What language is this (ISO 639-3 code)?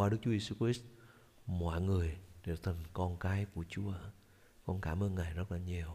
vie